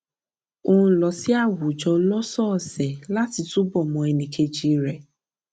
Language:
Yoruba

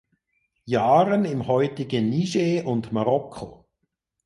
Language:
German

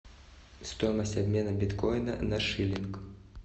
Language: Russian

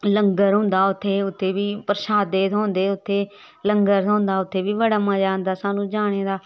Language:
Dogri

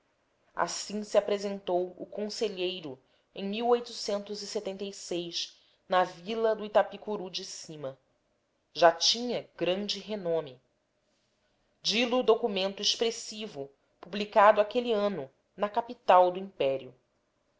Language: Portuguese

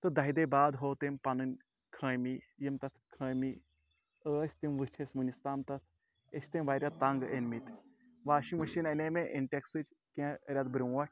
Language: Kashmiri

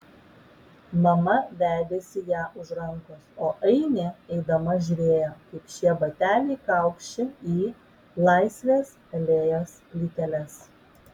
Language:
Lithuanian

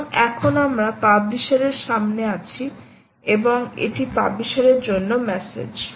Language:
Bangla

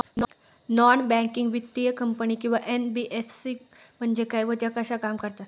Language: Marathi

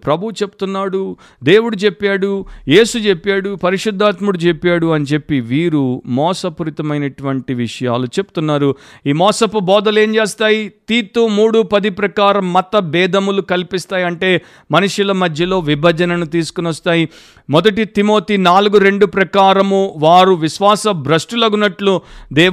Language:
Telugu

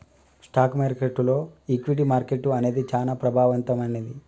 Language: Telugu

